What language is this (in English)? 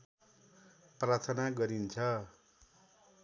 Nepali